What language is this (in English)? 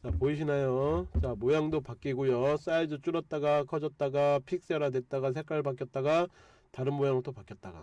Korean